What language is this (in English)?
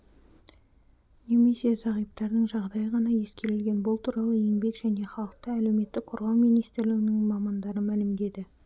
Kazakh